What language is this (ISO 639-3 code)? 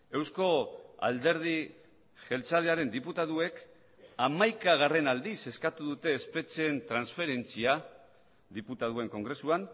eus